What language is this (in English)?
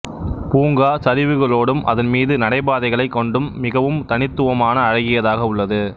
Tamil